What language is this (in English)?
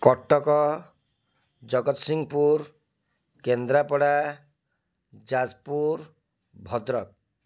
Odia